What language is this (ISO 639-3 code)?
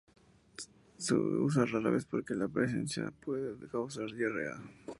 spa